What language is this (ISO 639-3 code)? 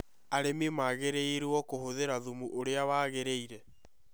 kik